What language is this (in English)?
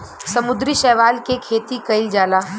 Bhojpuri